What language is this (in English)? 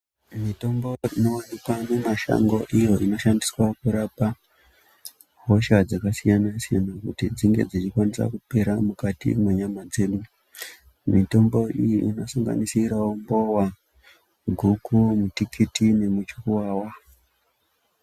Ndau